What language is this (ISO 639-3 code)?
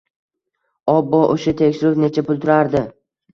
uzb